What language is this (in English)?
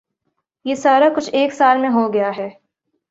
Urdu